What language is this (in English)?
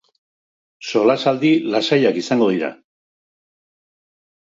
Basque